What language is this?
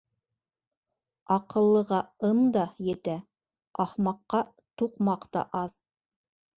Bashkir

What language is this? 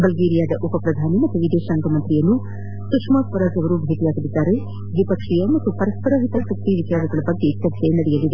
Kannada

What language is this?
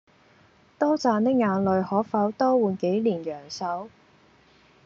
Cantonese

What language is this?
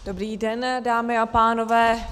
Czech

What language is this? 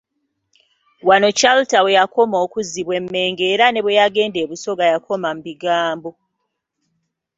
Ganda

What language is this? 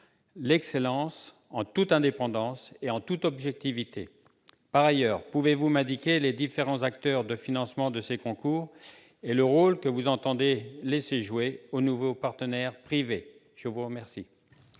French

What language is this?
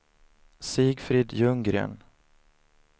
Swedish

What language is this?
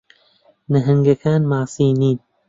Central Kurdish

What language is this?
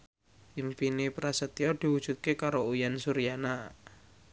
Javanese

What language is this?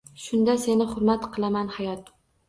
Uzbek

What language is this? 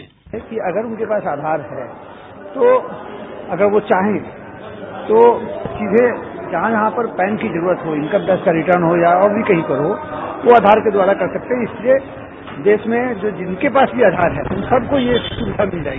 Hindi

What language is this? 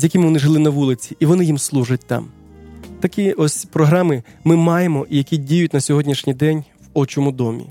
Ukrainian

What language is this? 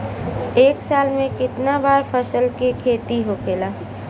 Bhojpuri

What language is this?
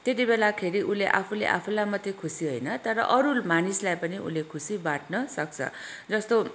Nepali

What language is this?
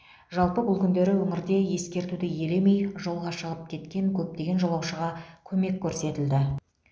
Kazakh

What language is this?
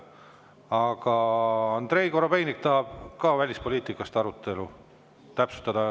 Estonian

